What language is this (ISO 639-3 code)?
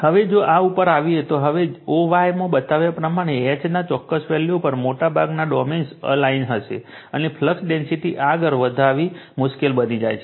guj